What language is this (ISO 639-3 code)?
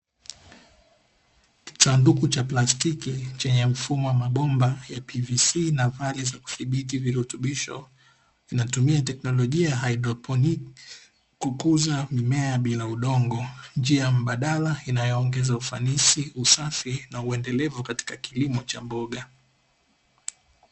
swa